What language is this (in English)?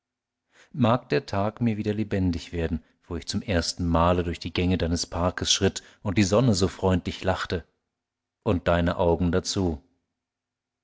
German